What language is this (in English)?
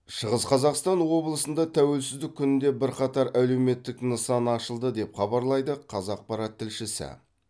Kazakh